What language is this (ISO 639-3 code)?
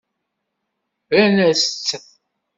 kab